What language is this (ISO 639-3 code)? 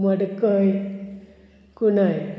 kok